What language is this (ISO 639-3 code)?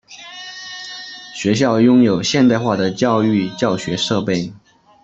zho